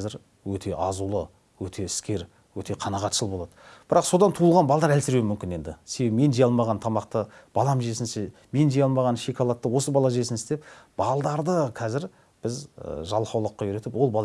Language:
Turkish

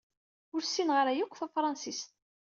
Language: Kabyle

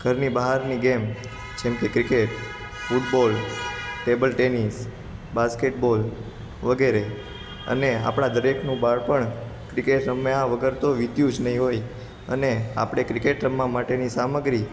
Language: Gujarati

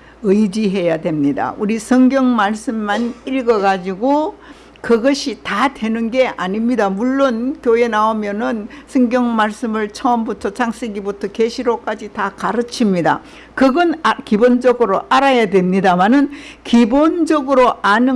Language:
Korean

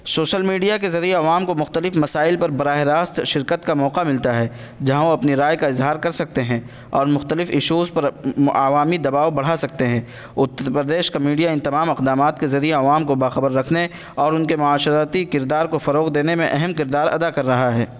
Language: Urdu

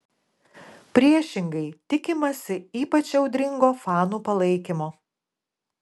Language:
Lithuanian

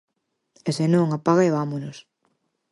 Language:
Galician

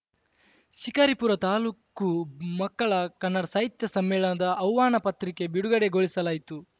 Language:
Kannada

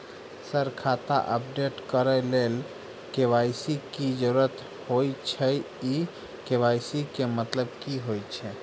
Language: Maithili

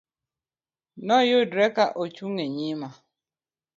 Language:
Luo (Kenya and Tanzania)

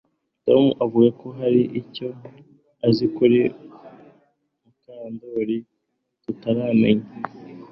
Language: Kinyarwanda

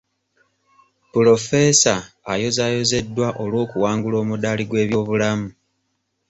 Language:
Ganda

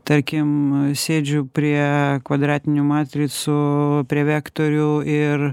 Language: Lithuanian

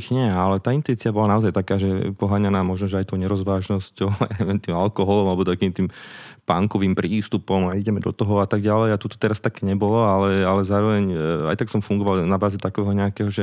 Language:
Slovak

